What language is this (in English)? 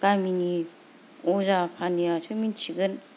Bodo